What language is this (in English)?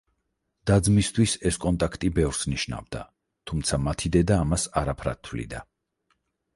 Georgian